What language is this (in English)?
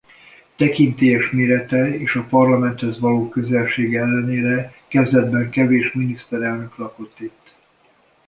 Hungarian